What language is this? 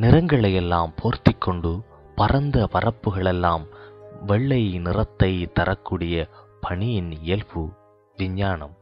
Tamil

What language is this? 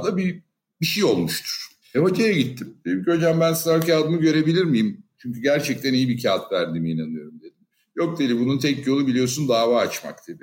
Turkish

